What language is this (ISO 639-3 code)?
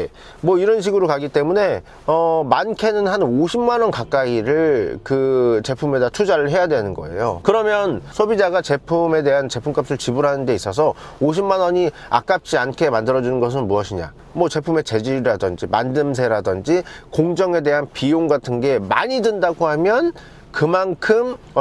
kor